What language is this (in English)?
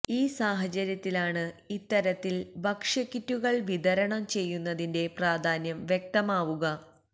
Malayalam